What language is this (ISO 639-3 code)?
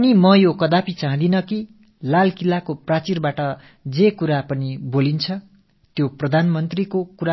tam